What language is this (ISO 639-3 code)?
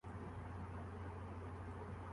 urd